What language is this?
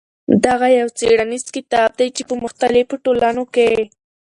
Pashto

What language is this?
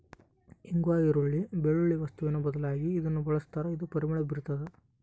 Kannada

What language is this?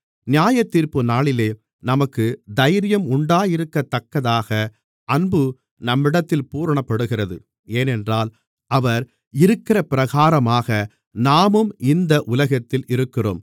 Tamil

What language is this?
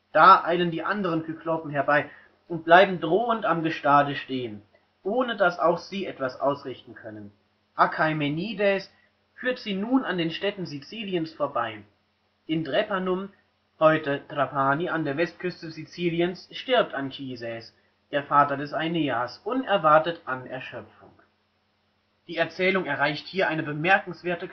German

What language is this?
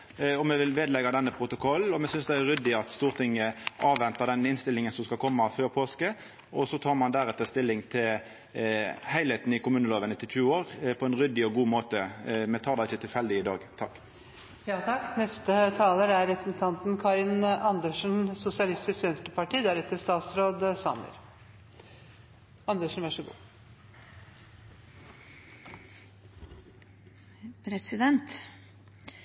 Norwegian Nynorsk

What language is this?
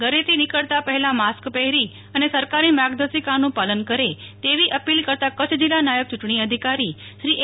Gujarati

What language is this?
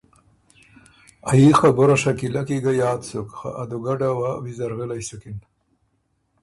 Ormuri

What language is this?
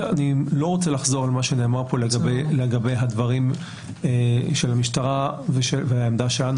Hebrew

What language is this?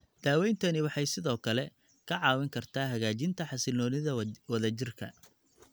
Somali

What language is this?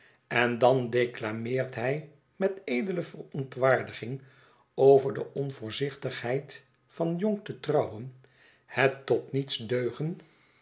Dutch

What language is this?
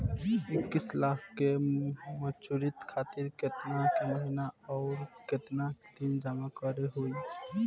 Bhojpuri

